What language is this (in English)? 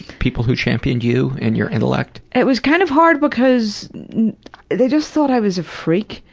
English